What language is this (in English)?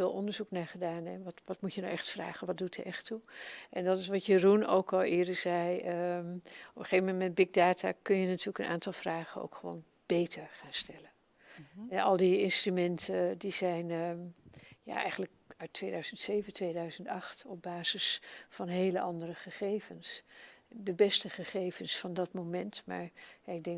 Dutch